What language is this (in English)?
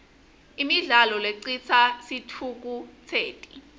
Swati